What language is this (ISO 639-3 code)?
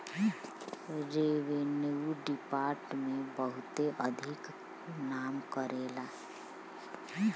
bho